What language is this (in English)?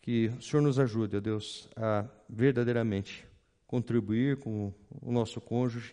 Portuguese